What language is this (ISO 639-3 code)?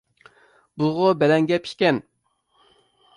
uig